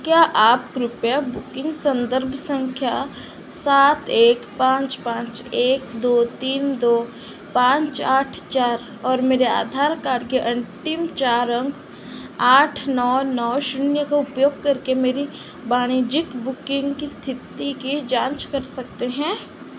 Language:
Hindi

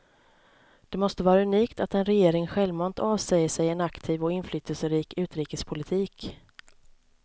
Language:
Swedish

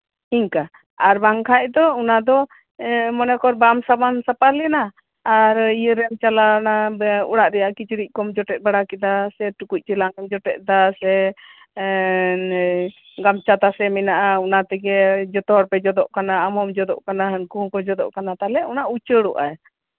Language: Santali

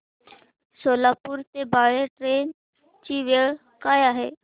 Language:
Marathi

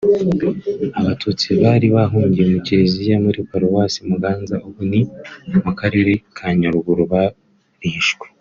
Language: Kinyarwanda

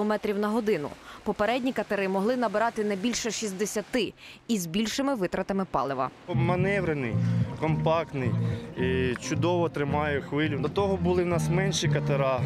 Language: Ukrainian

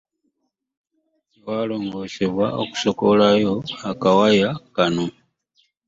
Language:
Ganda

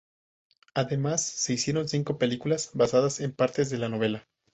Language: Spanish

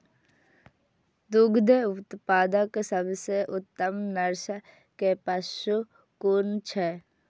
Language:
Maithili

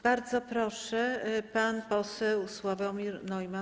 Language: Polish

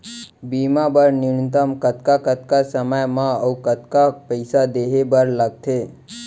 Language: Chhattisgarhi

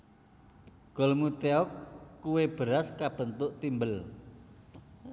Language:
Javanese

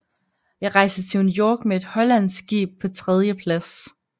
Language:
Danish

